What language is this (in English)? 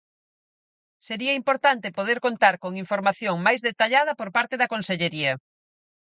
Galician